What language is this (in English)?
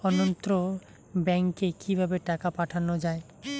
Bangla